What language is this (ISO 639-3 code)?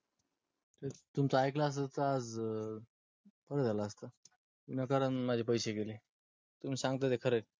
mar